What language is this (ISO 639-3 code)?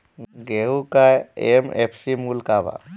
bho